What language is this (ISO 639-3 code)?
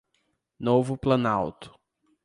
por